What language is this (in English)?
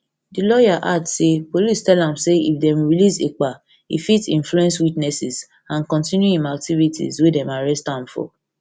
Nigerian Pidgin